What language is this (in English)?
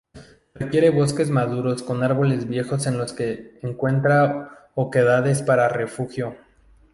Spanish